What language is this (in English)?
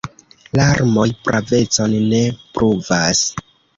Esperanto